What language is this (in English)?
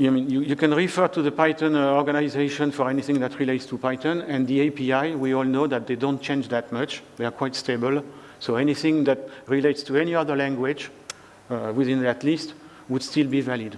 English